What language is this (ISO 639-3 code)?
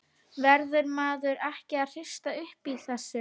isl